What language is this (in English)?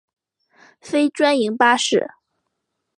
Chinese